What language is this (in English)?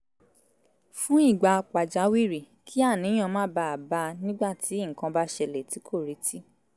Yoruba